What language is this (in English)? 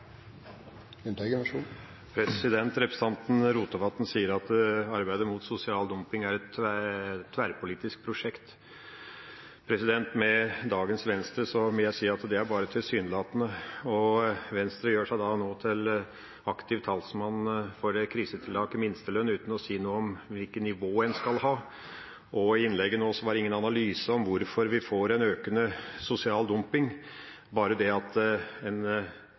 Norwegian